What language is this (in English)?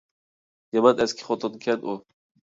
Uyghur